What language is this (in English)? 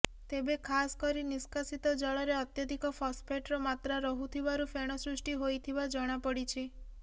Odia